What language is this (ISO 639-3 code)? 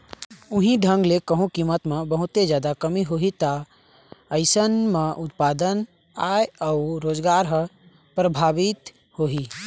hne